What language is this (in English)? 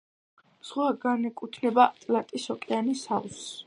Georgian